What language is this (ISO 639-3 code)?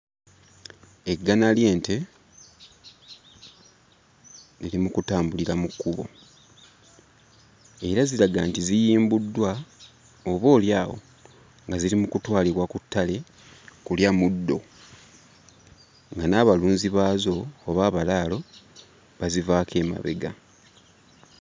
lug